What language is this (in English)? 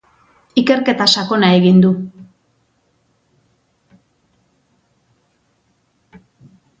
Basque